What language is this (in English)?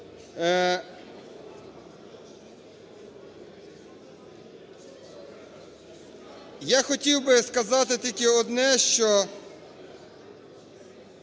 Ukrainian